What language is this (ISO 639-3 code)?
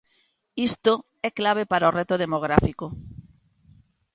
glg